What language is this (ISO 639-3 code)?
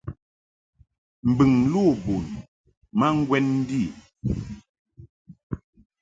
mhk